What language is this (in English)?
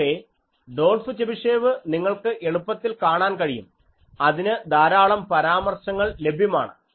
Malayalam